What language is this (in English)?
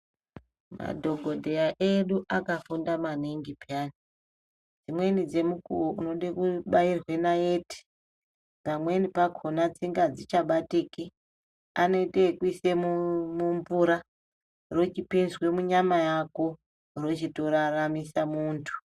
Ndau